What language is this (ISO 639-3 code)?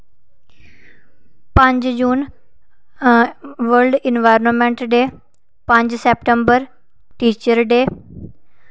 doi